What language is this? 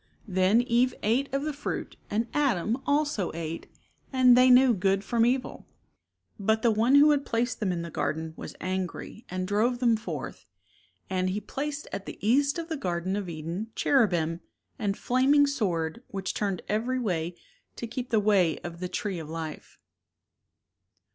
English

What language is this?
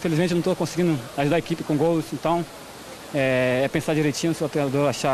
Portuguese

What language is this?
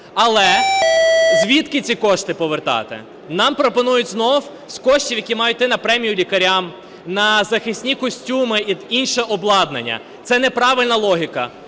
Ukrainian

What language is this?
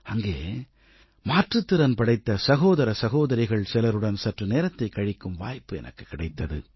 Tamil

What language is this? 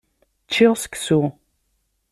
Kabyle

